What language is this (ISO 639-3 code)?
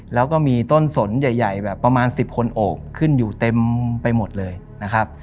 tha